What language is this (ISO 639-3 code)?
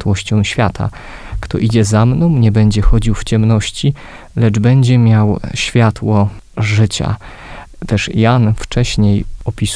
pol